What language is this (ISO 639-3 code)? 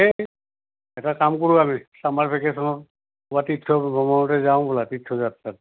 asm